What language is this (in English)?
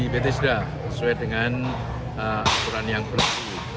Indonesian